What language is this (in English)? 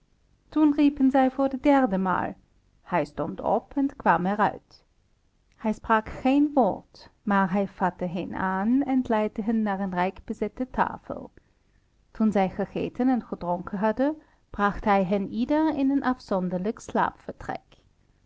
Dutch